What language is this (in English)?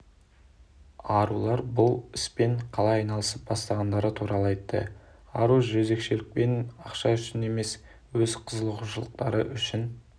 Kazakh